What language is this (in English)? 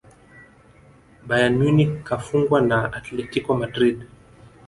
Swahili